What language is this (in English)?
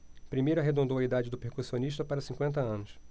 Portuguese